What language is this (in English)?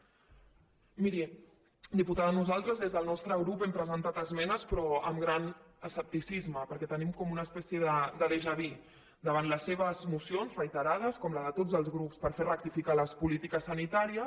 Catalan